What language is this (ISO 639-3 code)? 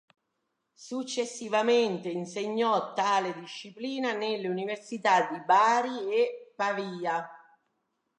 ita